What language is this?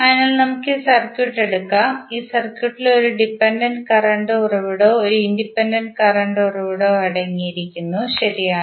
Malayalam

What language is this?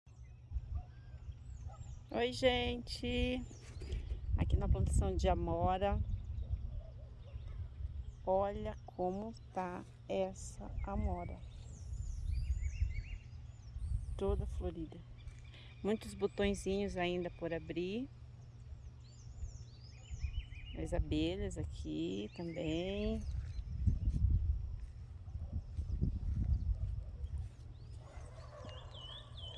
Portuguese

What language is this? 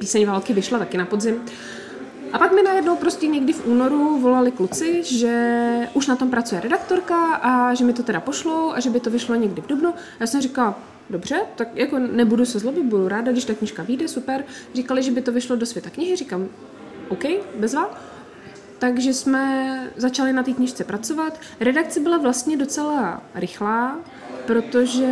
Czech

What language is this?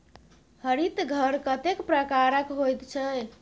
Maithili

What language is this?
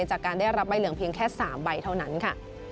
Thai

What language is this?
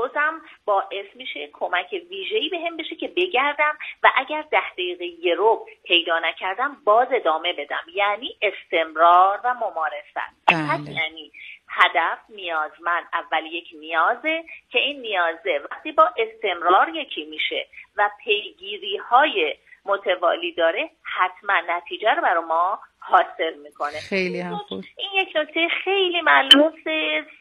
Persian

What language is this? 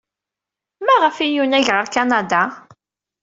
Kabyle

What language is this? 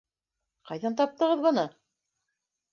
Bashkir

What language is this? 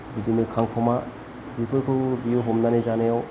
Bodo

